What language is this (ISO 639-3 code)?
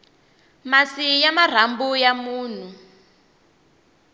tso